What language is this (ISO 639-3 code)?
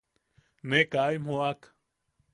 yaq